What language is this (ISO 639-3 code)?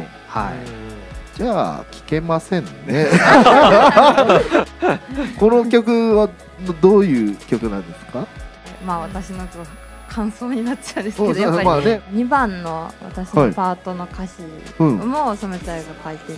jpn